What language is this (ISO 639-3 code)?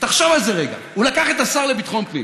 heb